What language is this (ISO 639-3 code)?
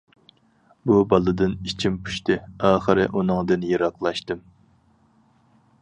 uig